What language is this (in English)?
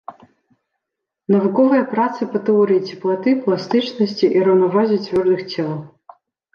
Belarusian